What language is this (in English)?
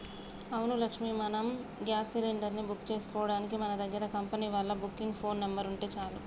Telugu